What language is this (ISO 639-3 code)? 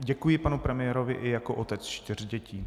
ces